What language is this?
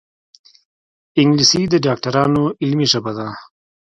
Pashto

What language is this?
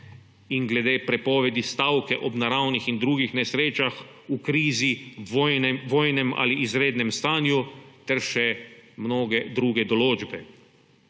Slovenian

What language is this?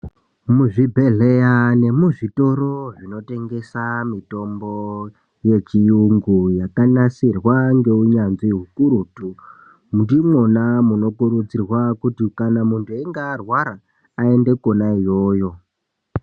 Ndau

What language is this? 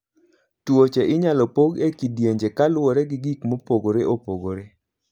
Luo (Kenya and Tanzania)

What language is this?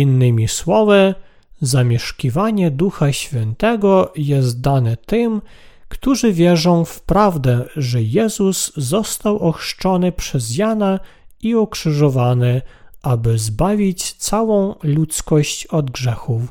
Polish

